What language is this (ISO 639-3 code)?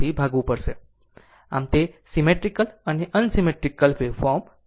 guj